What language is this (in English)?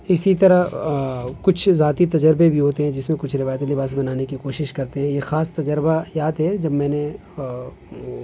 Urdu